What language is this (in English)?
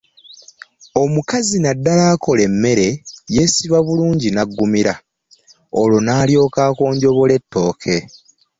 Ganda